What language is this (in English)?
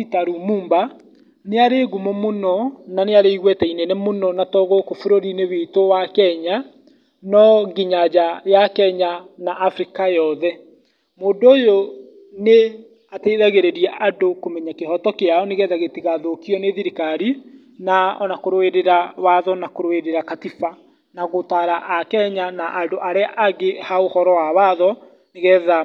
Kikuyu